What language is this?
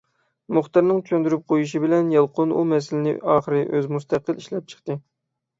Uyghur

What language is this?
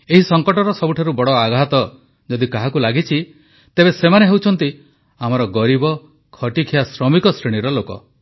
Odia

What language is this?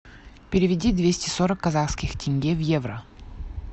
Russian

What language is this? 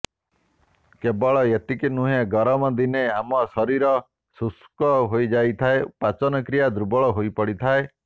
Odia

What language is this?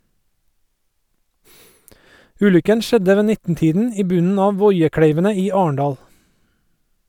Norwegian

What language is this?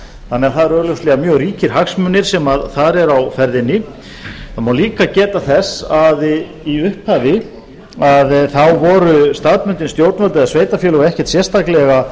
Icelandic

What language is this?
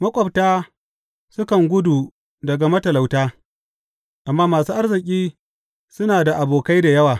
Hausa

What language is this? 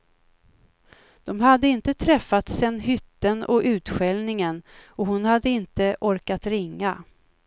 Swedish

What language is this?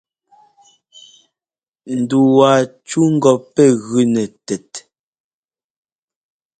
Ngomba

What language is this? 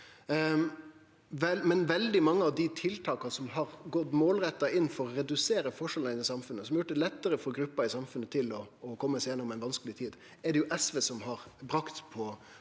Norwegian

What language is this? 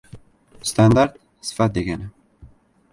Uzbek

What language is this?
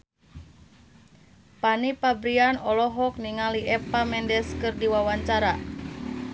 Sundanese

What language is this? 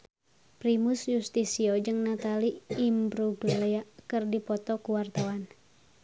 Sundanese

